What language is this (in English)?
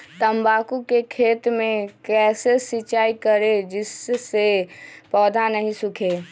Magahi